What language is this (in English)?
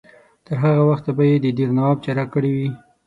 Pashto